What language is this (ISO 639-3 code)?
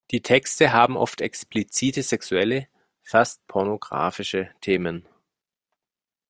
deu